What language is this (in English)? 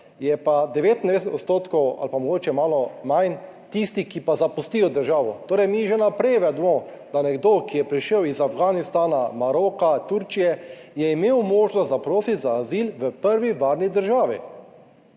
Slovenian